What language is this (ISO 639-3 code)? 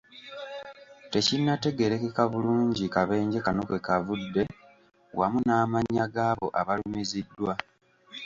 lug